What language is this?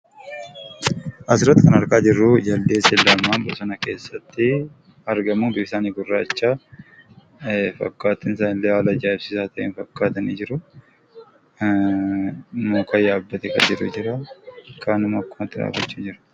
Oromo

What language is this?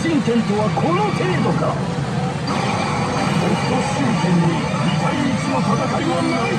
Japanese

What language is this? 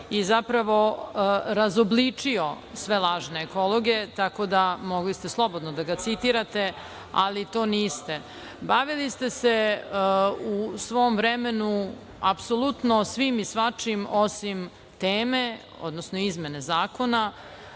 Serbian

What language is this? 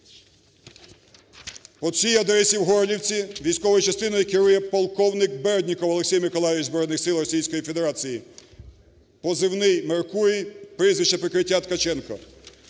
Ukrainian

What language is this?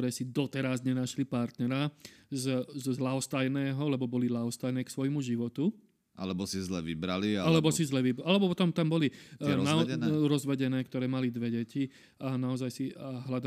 Slovak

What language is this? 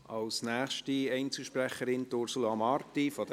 Swiss German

